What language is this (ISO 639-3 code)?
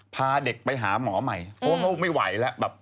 tha